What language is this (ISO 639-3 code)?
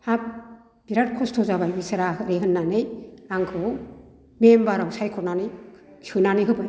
brx